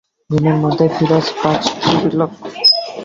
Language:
Bangla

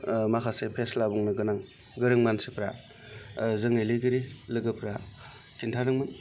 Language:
Bodo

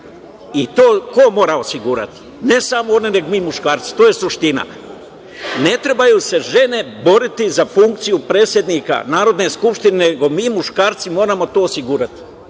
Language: Serbian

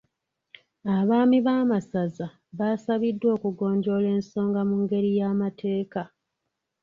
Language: Ganda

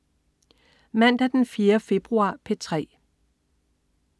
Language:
Danish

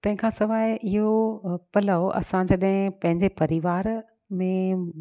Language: Sindhi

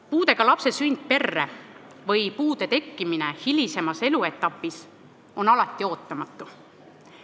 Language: Estonian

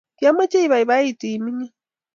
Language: Kalenjin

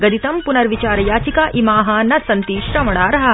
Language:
Sanskrit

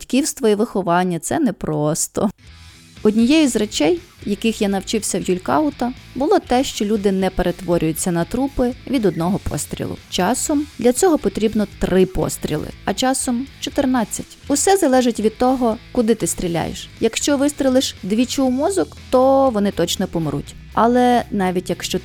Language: Ukrainian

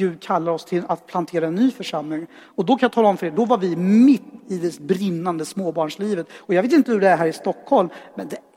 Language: Swedish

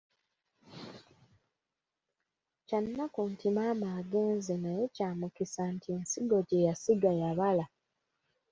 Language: Ganda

